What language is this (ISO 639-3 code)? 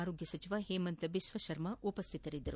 kan